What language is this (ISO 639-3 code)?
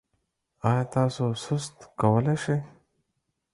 pus